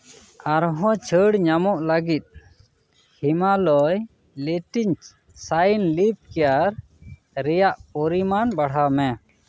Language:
Santali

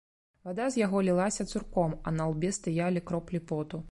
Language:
Belarusian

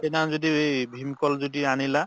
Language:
Assamese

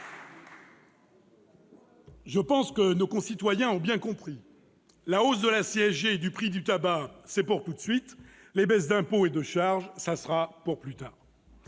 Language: French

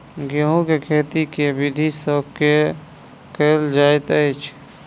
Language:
Maithili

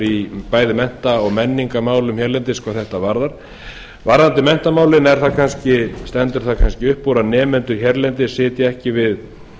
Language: Icelandic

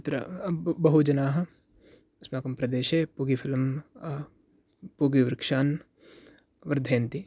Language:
Sanskrit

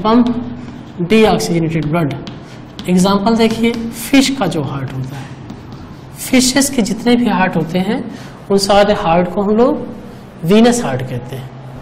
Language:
Hindi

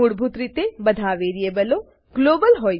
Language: Gujarati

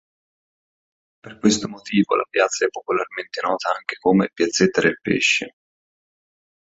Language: Italian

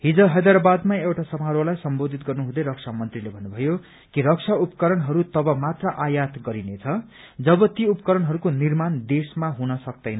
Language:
Nepali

